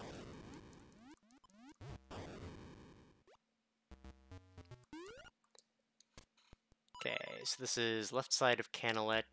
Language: English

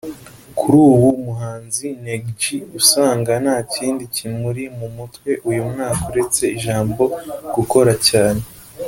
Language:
Kinyarwanda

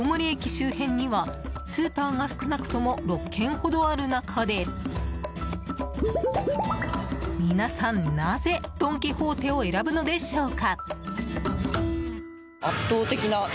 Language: Japanese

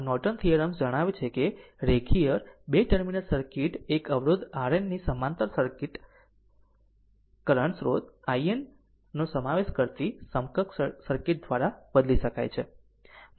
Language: Gujarati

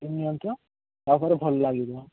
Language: Odia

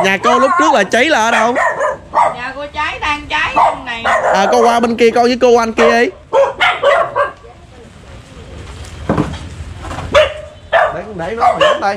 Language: Vietnamese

